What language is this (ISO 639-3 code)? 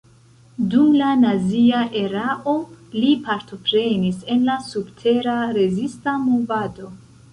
epo